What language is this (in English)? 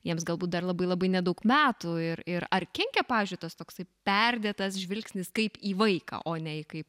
Lithuanian